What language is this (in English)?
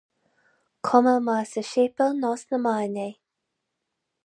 Irish